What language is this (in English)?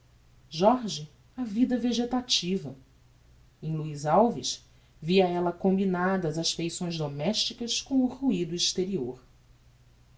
Portuguese